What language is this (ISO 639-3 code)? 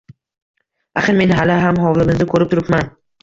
uzb